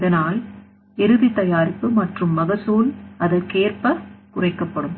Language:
Tamil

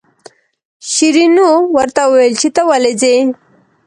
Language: Pashto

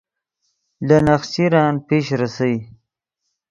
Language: Yidgha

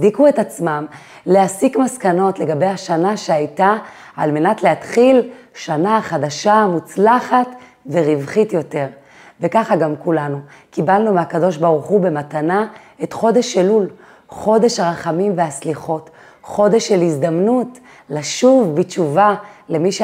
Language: Hebrew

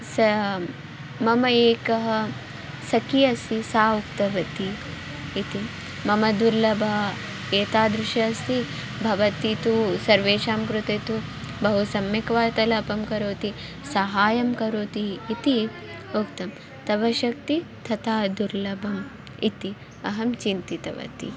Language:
Sanskrit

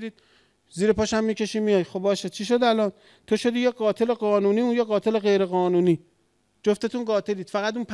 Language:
Persian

